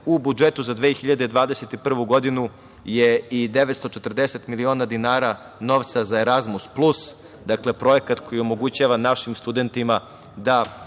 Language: Serbian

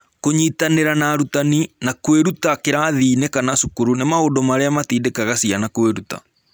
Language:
Kikuyu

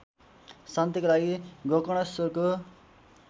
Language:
Nepali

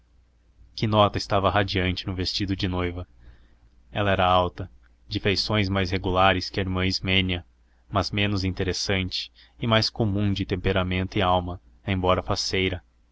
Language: Portuguese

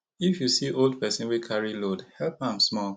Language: Nigerian Pidgin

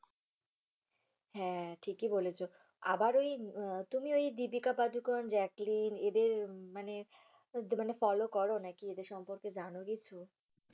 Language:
Bangla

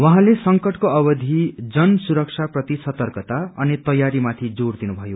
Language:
Nepali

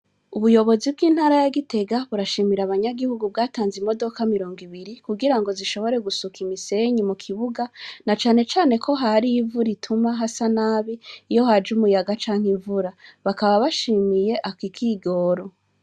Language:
Rundi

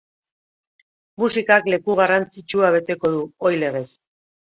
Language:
Basque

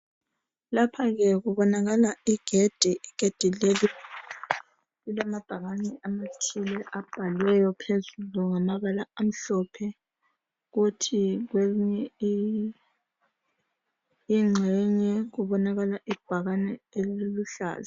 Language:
North Ndebele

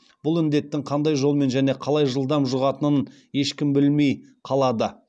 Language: Kazakh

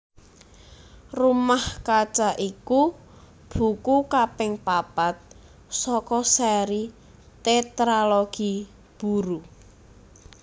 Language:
Javanese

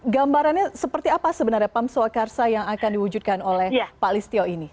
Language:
Indonesian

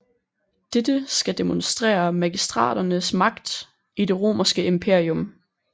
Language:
Danish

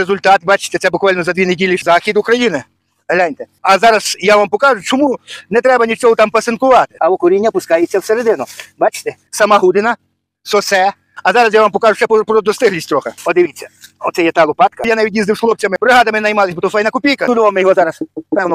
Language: Ukrainian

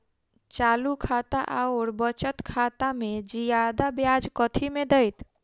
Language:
Maithili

